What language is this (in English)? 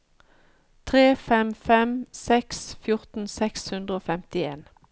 Norwegian